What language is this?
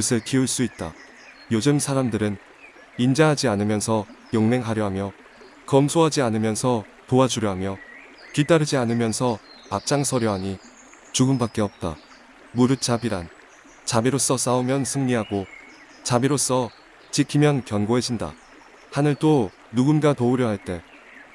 Korean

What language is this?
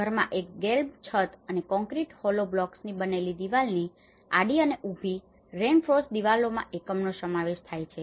Gujarati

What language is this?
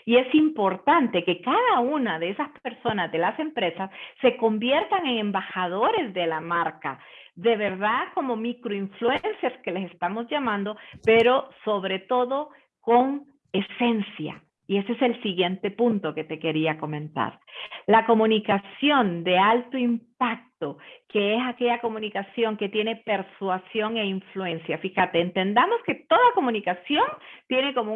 Spanish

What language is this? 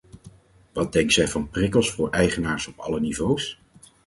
Dutch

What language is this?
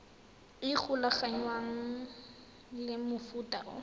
Tswana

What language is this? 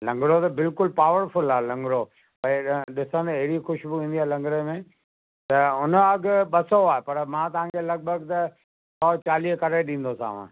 Sindhi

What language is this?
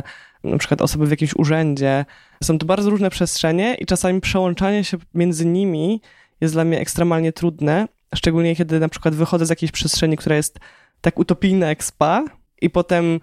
Polish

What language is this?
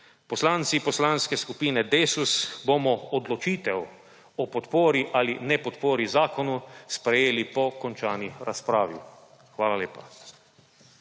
Slovenian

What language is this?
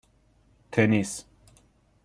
Persian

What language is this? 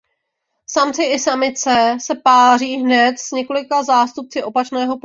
Czech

